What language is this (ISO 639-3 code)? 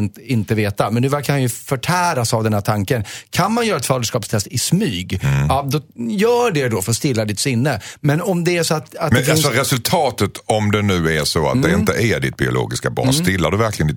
swe